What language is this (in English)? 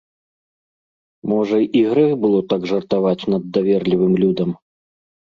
Belarusian